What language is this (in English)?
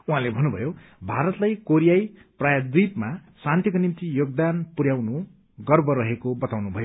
Nepali